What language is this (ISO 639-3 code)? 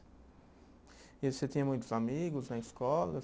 por